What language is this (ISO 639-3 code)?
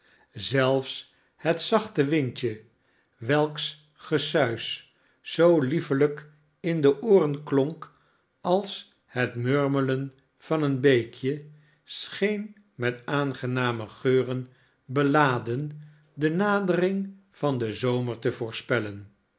nld